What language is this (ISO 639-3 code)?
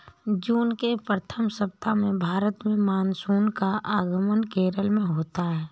hin